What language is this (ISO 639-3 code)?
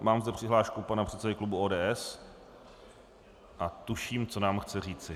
ces